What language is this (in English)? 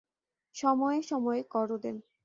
Bangla